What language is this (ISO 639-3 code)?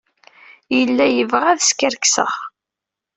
kab